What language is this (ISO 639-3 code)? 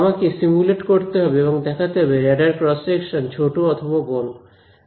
ben